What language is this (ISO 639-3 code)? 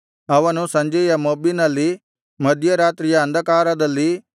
kan